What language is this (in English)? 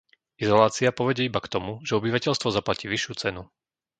Slovak